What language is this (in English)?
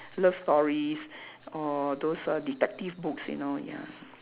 English